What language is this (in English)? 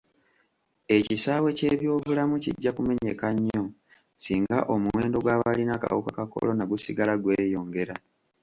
Ganda